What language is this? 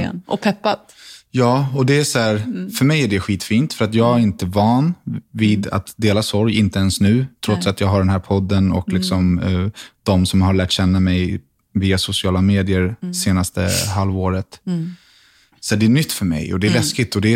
Swedish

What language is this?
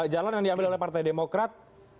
Indonesian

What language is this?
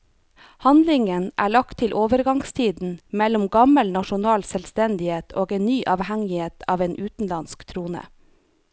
Norwegian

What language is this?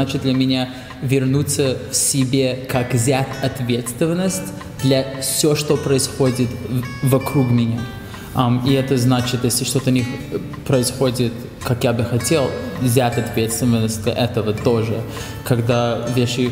Russian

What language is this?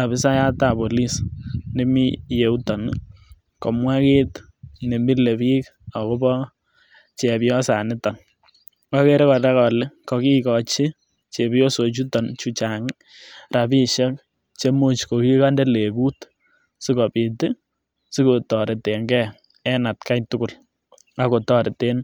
Kalenjin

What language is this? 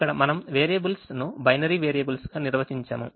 Telugu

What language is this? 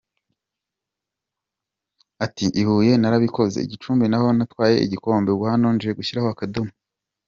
Kinyarwanda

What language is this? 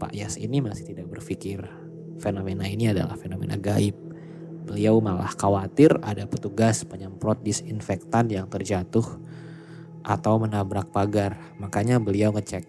Indonesian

